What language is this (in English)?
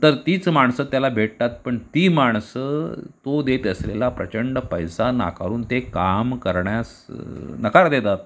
Marathi